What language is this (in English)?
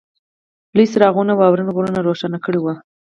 Pashto